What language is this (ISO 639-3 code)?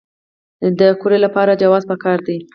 pus